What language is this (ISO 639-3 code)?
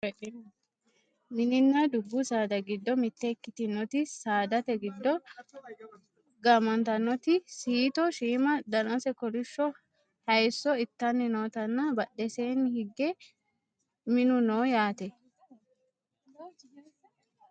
sid